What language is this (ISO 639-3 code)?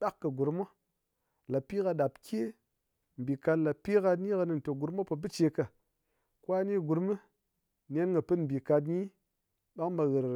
anc